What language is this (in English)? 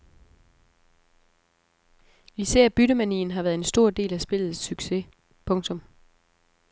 Danish